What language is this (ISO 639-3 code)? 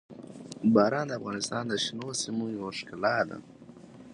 pus